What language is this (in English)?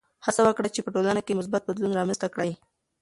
Pashto